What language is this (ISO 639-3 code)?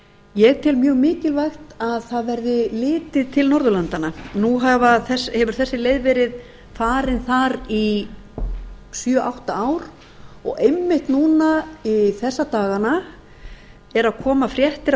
isl